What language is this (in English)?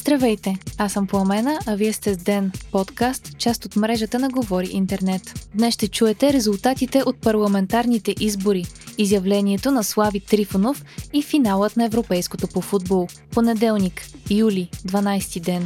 Bulgarian